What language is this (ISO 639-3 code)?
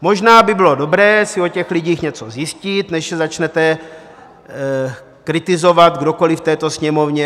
ces